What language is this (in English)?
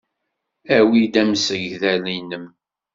Kabyle